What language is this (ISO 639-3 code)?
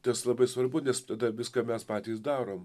lit